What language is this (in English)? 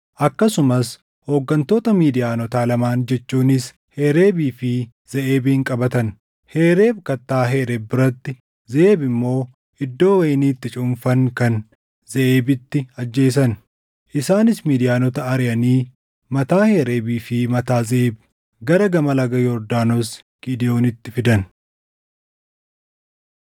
Oromo